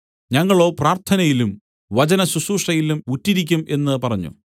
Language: Malayalam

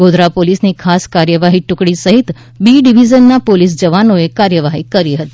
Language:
Gujarati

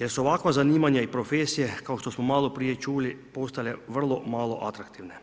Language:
Croatian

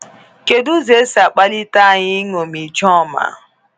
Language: Igbo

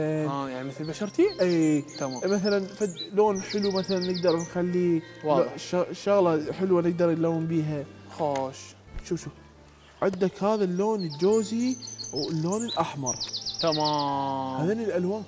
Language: Arabic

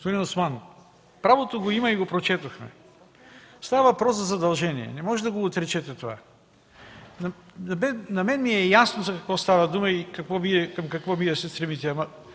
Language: Bulgarian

